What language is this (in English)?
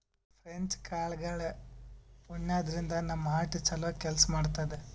Kannada